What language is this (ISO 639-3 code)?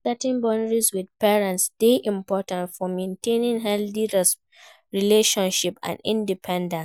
pcm